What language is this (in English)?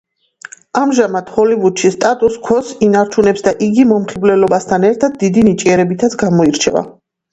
Georgian